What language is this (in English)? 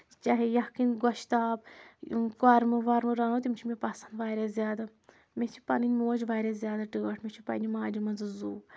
Kashmiri